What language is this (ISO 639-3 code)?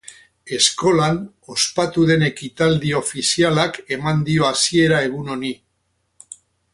eus